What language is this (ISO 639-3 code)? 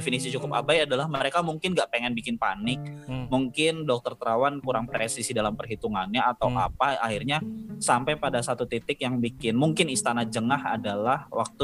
ind